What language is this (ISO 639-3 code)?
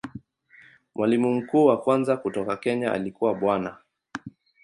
swa